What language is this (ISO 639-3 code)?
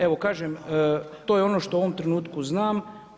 hrv